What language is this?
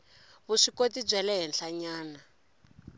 Tsonga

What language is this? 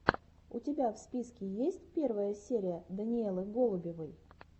Russian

